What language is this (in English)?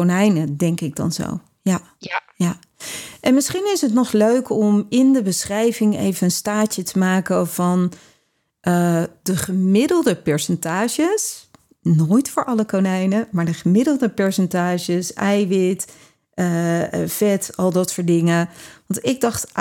Dutch